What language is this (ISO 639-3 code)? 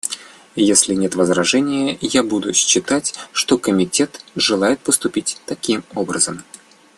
rus